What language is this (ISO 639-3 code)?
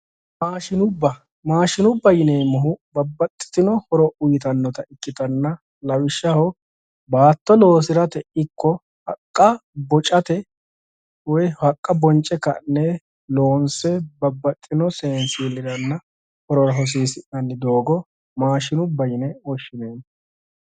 sid